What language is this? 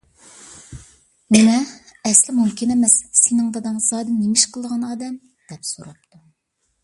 Uyghur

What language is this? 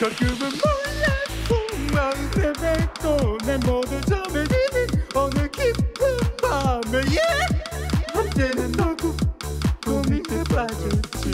Korean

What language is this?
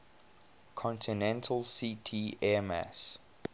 English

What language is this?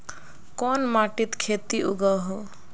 Magahi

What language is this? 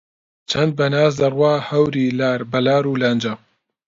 Central Kurdish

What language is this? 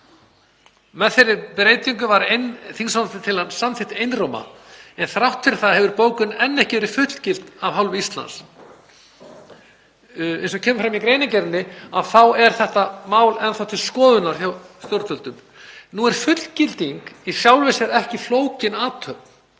Icelandic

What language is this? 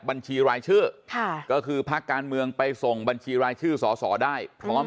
Thai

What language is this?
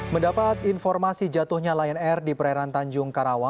Indonesian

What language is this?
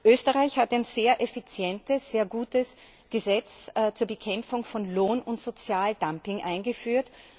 German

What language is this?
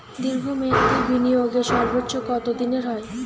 Bangla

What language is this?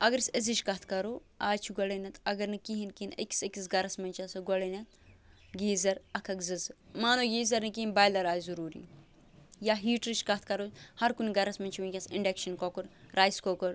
Kashmiri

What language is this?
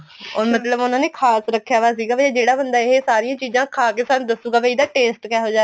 Punjabi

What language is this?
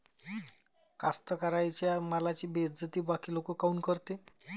Marathi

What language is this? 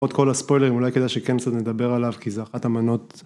Hebrew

